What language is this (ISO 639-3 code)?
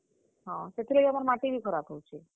ori